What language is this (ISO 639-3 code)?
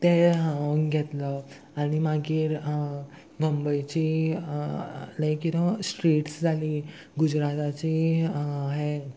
kok